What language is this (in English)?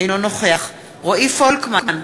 Hebrew